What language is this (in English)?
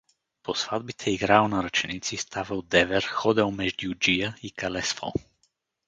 Bulgarian